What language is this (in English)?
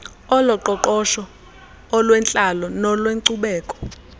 Xhosa